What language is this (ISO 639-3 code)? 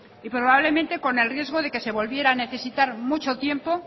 spa